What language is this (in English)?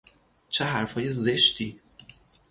Persian